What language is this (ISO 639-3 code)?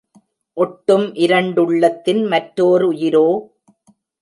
tam